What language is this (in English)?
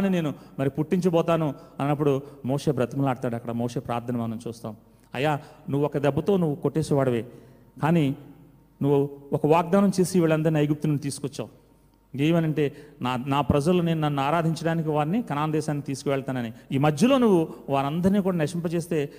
Telugu